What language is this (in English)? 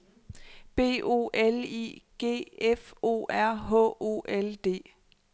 Danish